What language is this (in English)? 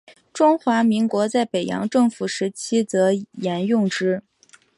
Chinese